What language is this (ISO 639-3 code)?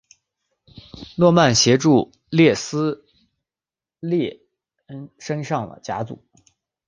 zho